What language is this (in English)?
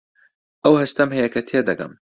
Central Kurdish